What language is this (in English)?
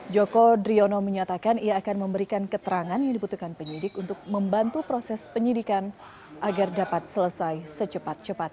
Indonesian